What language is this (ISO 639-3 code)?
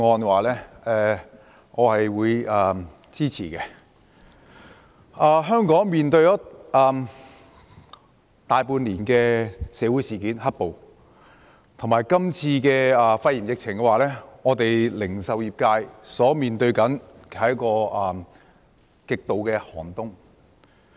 yue